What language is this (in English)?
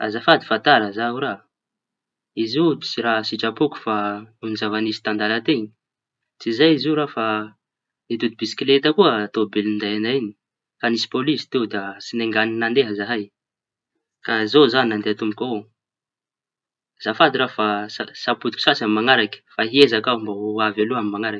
Tanosy Malagasy